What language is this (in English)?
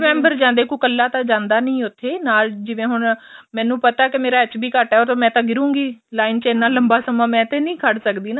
Punjabi